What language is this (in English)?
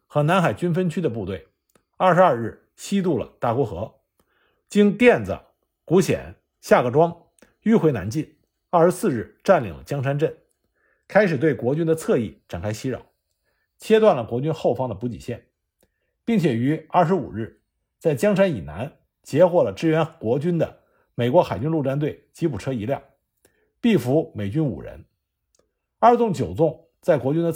Chinese